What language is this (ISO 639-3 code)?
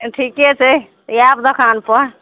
mai